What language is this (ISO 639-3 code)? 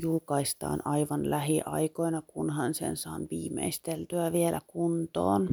fin